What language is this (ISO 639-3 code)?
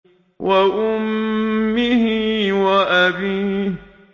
ara